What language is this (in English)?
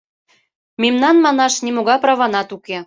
Mari